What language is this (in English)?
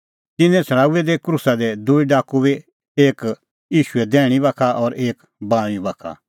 Kullu Pahari